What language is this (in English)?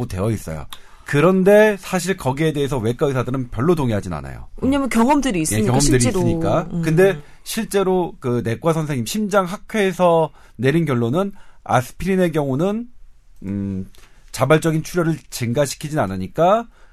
Korean